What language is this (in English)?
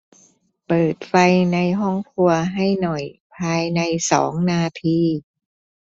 Thai